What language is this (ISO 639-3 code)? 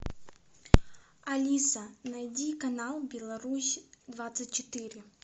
rus